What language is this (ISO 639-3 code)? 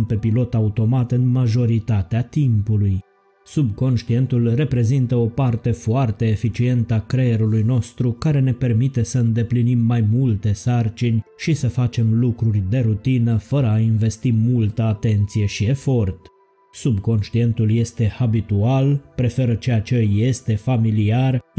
ron